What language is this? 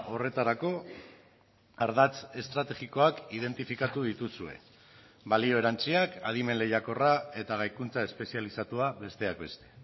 Basque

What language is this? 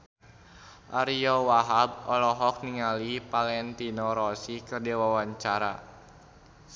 Sundanese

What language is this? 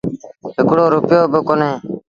Sindhi Bhil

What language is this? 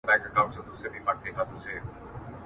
Pashto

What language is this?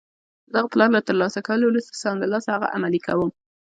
Pashto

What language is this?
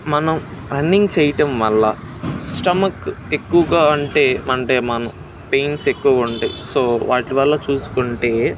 Telugu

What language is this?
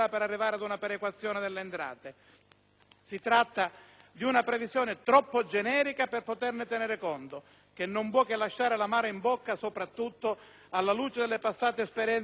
Italian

